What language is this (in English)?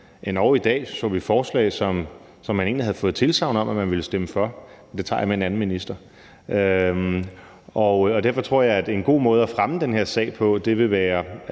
Danish